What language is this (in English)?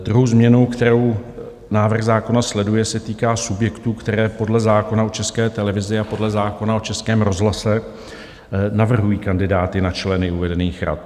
Czech